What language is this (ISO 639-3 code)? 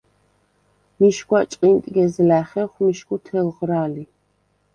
sva